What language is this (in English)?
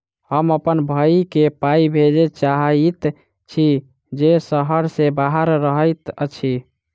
Maithili